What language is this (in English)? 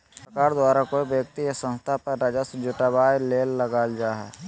Magahi